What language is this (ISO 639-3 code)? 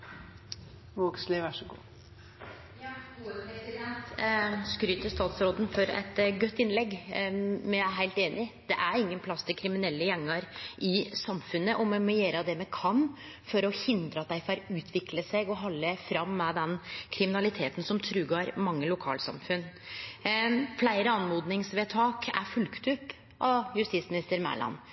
nno